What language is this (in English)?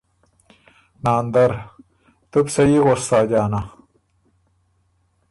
Ormuri